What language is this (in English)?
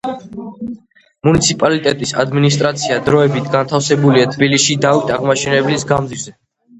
Georgian